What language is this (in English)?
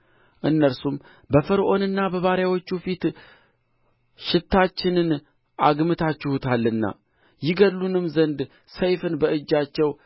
Amharic